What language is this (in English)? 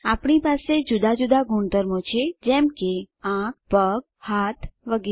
Gujarati